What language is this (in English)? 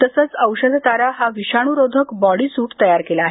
Marathi